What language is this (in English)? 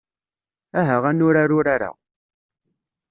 Kabyle